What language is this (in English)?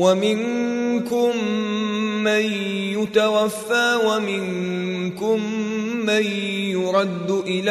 Arabic